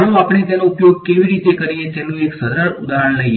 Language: Gujarati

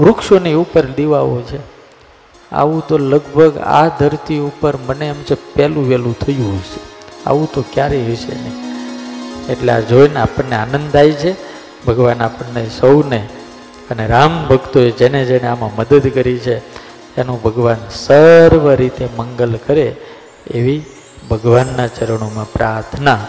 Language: Gujarati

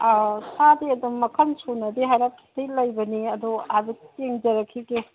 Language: Manipuri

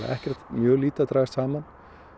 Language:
Icelandic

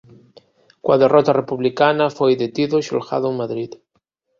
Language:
Galician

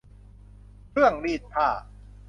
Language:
Thai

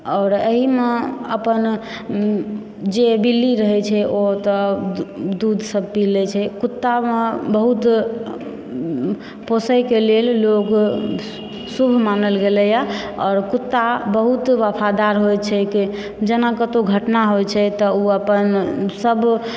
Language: Maithili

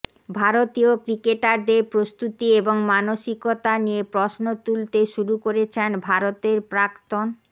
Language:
Bangla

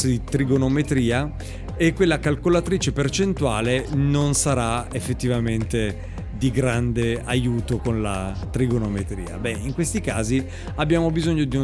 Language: Italian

